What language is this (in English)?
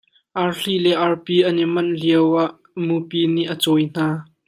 Hakha Chin